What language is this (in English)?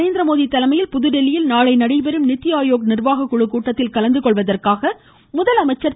Tamil